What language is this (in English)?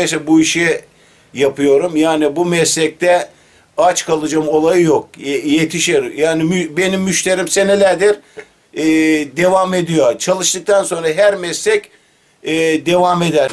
Turkish